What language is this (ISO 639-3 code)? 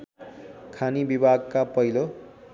nep